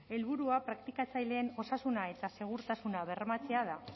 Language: Basque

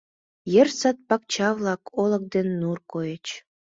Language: Mari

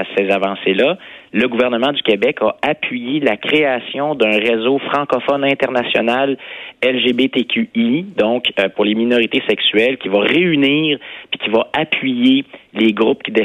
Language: French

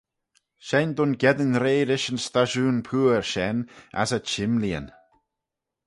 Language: Manx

